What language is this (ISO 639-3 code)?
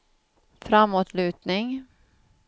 swe